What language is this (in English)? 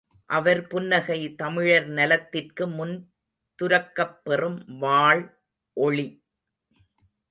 Tamil